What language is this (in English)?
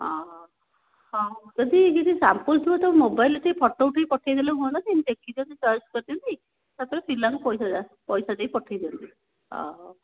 Odia